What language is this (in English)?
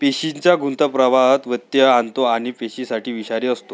Marathi